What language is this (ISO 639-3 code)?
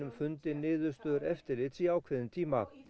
isl